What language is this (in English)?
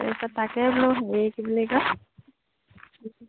Assamese